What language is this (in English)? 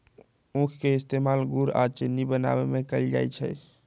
Magahi